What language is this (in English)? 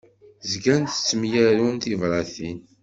Kabyle